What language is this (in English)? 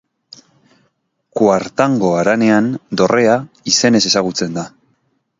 Basque